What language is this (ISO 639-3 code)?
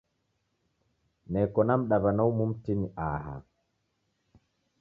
dav